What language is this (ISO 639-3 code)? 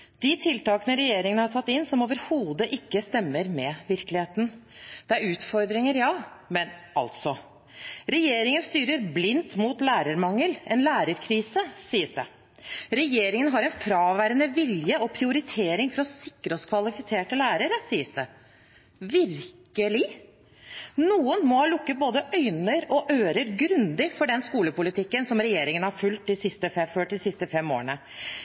nob